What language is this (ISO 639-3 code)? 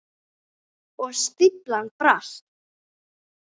isl